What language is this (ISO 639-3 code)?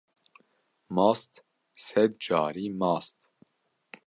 kur